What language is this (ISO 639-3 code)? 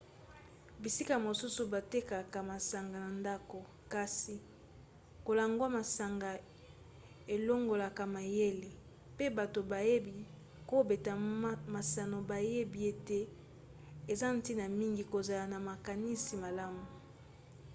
lin